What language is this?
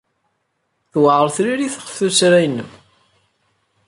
Kabyle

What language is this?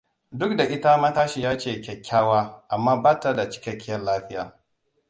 Hausa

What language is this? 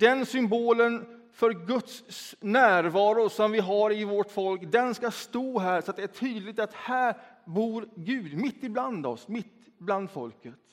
Swedish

